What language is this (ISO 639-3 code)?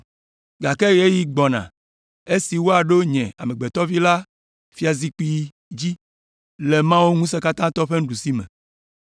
ewe